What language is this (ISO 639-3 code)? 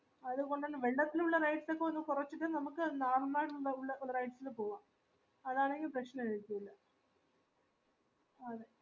mal